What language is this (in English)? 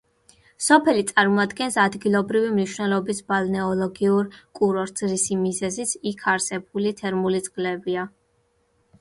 Georgian